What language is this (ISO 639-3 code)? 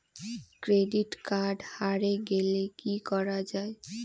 ben